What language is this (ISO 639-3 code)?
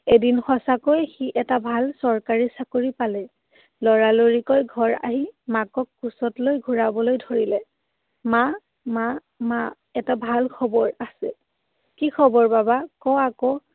asm